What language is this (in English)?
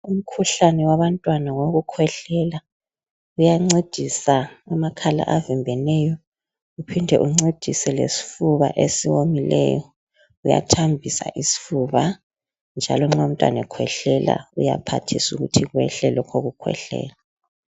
North Ndebele